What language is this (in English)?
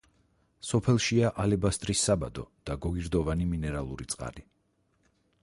Georgian